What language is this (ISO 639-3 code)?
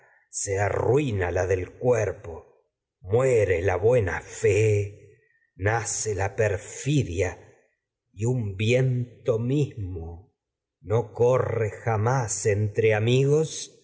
spa